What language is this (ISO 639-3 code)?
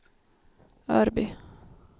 swe